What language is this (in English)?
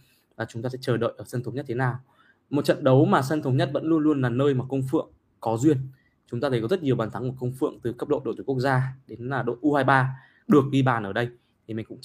Vietnamese